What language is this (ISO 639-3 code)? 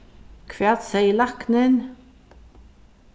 fao